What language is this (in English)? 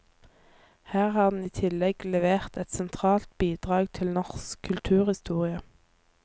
Norwegian